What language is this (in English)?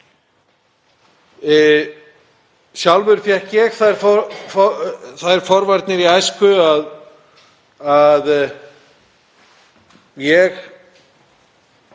Icelandic